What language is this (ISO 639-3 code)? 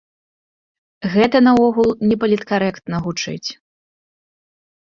bel